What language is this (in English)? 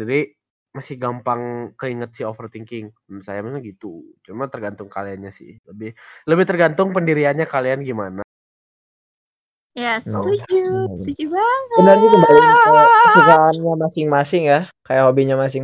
Indonesian